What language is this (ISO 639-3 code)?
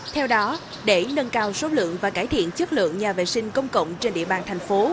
vie